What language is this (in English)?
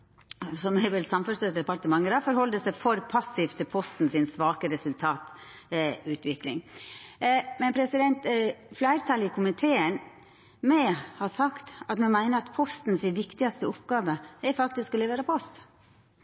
Norwegian Nynorsk